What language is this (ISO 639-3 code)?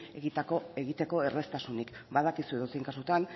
eus